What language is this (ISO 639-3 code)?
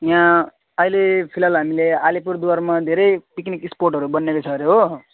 nep